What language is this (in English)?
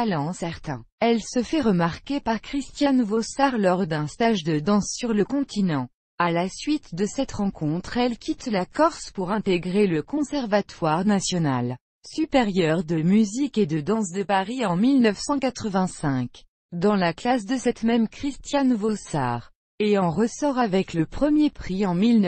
French